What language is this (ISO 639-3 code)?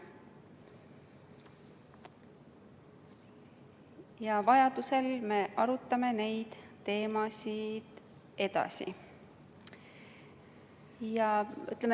est